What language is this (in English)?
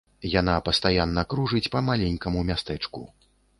Belarusian